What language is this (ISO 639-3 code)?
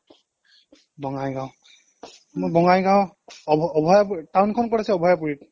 asm